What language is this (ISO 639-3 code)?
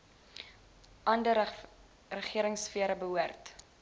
afr